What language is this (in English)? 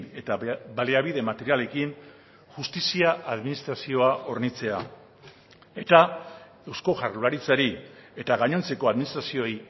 Basque